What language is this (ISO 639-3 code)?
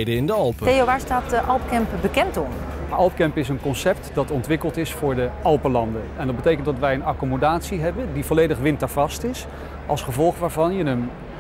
nld